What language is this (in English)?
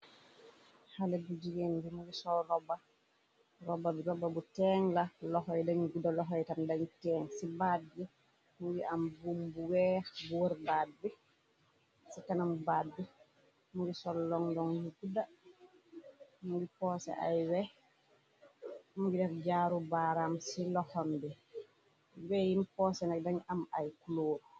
Wolof